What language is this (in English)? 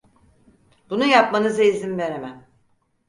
Turkish